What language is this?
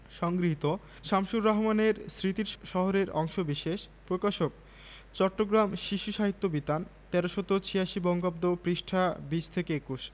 Bangla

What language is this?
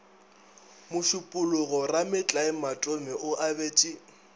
Northern Sotho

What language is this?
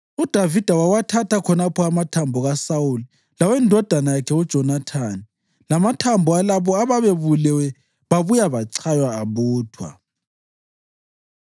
North Ndebele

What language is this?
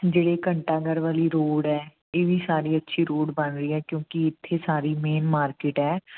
Punjabi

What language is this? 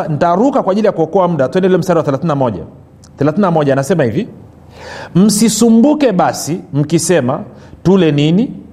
Swahili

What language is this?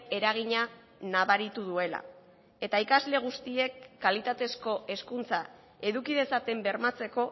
Basque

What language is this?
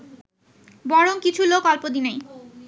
Bangla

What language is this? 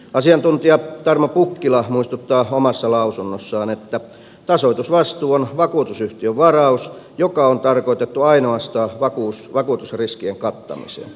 Finnish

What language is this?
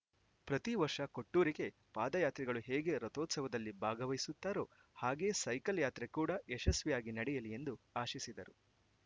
Kannada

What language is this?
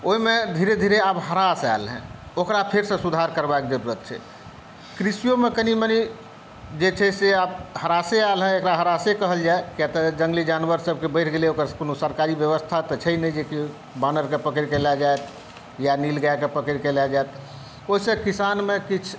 Maithili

